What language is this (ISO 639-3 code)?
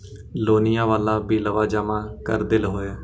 mag